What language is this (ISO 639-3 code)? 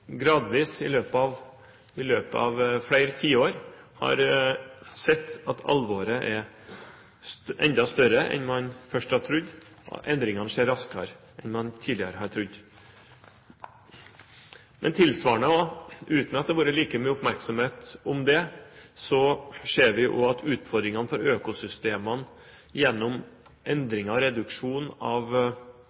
nob